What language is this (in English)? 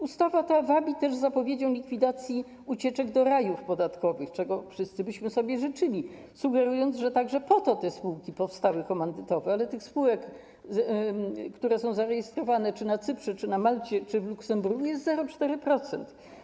Polish